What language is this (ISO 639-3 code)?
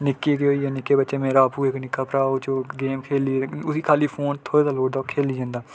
doi